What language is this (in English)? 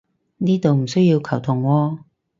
Cantonese